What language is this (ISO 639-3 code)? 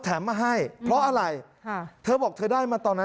tha